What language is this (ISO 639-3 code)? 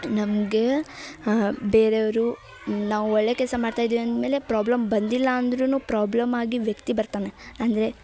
kan